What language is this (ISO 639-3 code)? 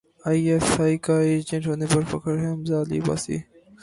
urd